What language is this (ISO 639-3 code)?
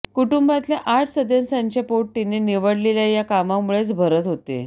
mar